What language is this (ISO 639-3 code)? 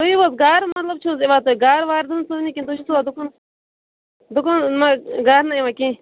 kas